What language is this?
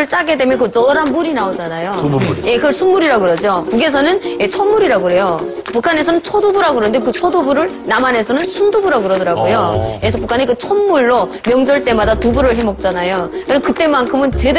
Korean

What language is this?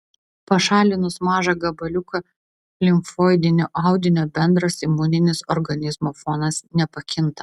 Lithuanian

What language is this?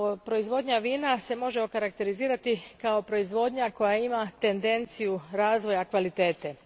Croatian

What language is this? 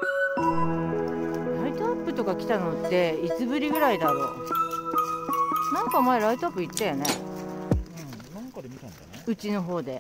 Japanese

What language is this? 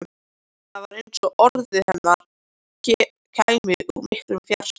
Icelandic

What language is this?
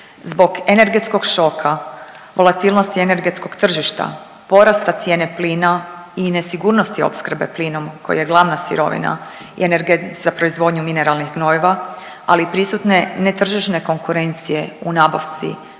Croatian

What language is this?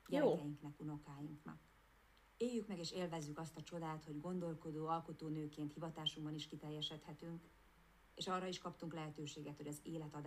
Hungarian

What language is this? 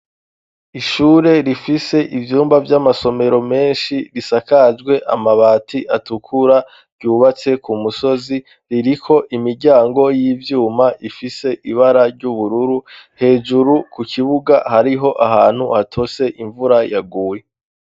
Rundi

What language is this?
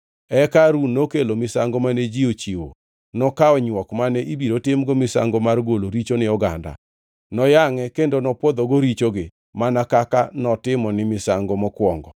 Luo (Kenya and Tanzania)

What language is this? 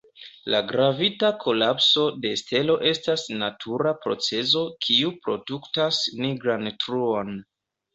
Esperanto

